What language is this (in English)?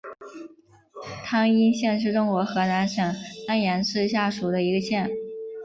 Chinese